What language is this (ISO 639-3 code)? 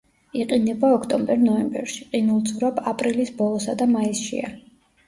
kat